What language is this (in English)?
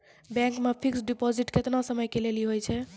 Maithili